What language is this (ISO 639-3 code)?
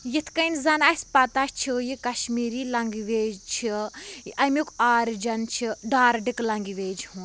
kas